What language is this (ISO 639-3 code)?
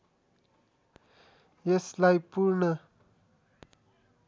nep